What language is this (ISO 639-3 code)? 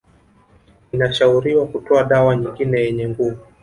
swa